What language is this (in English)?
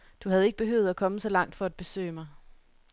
Danish